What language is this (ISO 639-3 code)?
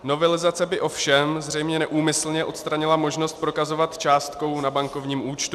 ces